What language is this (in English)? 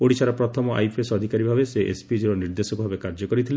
Odia